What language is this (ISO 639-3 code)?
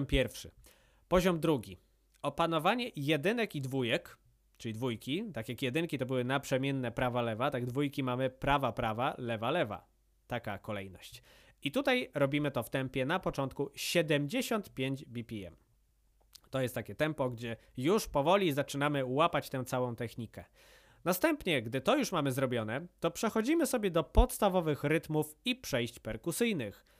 pol